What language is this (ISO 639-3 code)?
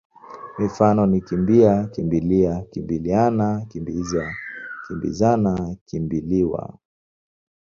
swa